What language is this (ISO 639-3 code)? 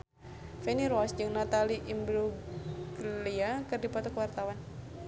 sun